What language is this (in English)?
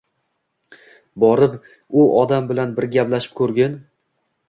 Uzbek